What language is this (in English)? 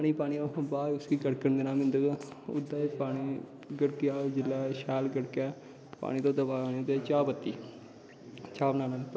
Dogri